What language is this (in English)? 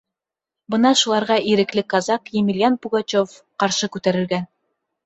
Bashkir